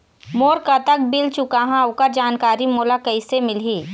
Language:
Chhattisgarhi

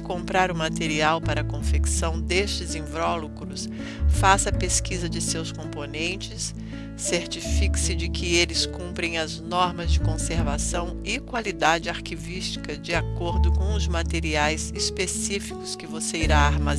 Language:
Portuguese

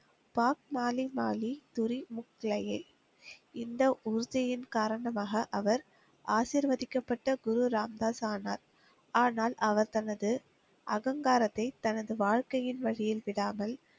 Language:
Tamil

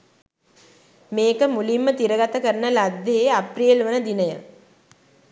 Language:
Sinhala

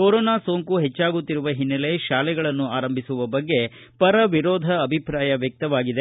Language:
Kannada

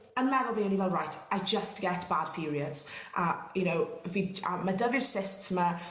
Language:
Welsh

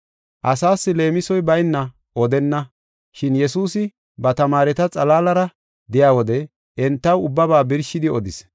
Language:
Gofa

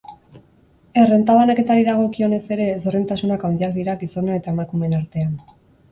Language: Basque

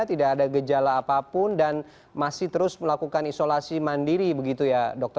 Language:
Indonesian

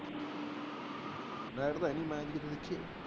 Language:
Punjabi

